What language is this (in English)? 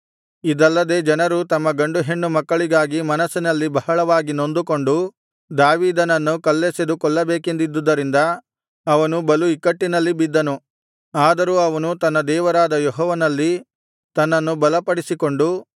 Kannada